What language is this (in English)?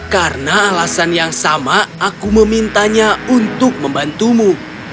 Indonesian